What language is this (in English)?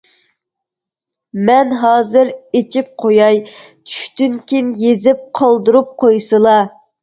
Uyghur